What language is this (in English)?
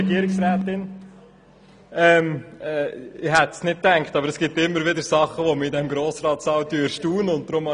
Swiss German